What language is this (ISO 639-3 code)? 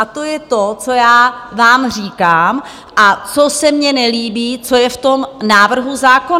ces